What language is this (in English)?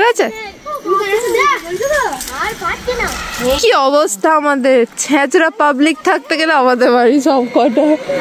Bangla